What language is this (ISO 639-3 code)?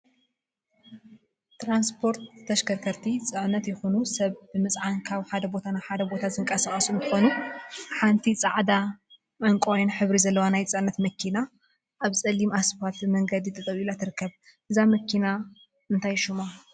tir